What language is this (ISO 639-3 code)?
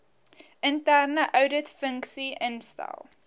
afr